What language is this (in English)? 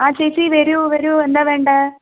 Malayalam